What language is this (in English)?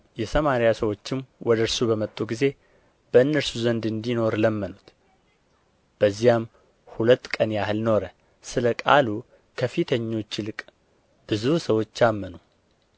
Amharic